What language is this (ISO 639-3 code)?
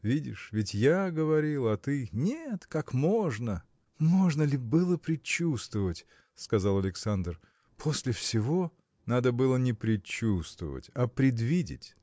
rus